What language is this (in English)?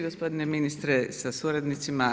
Croatian